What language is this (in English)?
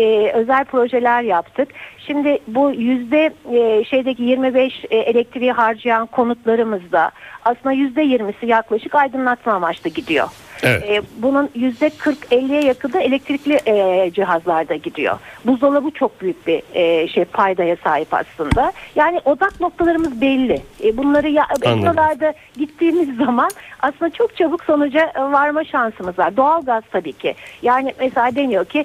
Turkish